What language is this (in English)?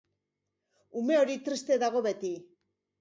Basque